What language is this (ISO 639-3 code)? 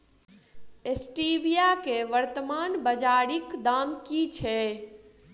mai